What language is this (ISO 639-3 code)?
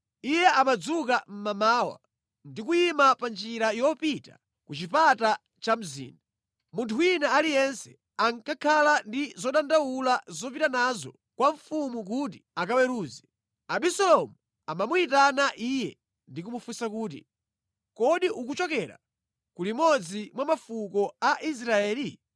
nya